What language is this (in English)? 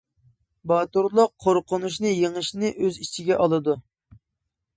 Uyghur